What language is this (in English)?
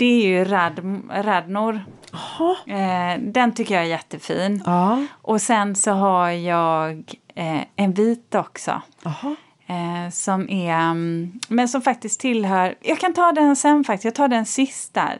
Swedish